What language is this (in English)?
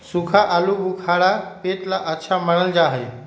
Magahi